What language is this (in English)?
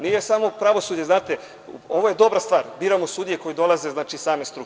Serbian